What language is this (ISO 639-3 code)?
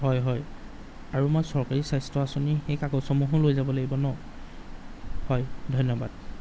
asm